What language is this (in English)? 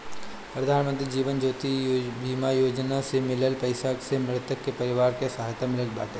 Bhojpuri